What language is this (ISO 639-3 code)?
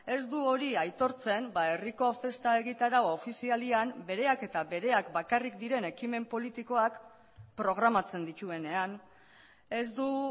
eus